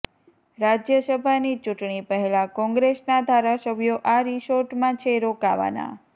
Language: Gujarati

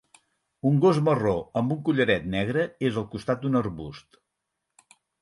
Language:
Catalan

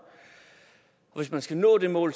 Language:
Danish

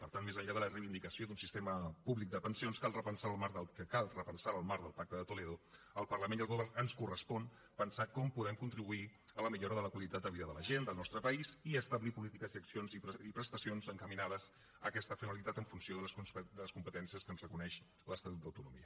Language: Catalan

